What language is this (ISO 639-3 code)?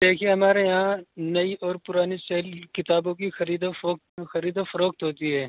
urd